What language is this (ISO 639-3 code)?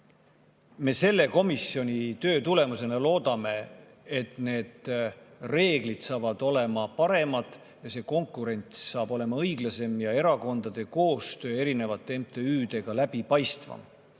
est